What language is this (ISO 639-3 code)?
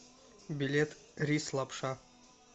rus